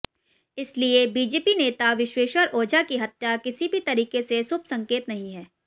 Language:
Hindi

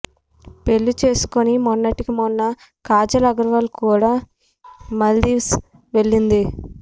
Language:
Telugu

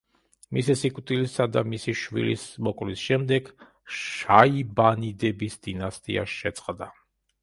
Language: Georgian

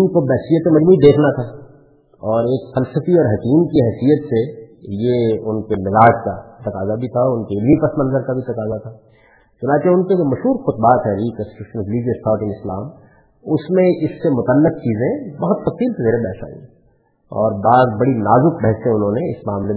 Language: Urdu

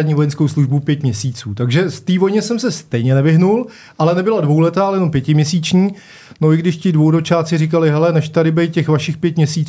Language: Czech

